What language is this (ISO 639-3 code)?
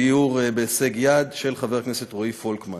heb